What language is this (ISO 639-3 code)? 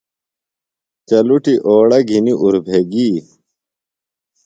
phl